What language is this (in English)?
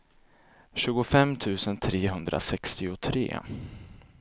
Swedish